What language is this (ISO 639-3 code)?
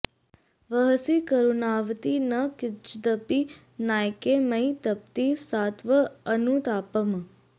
san